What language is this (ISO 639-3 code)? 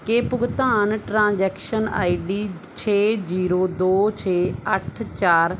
pan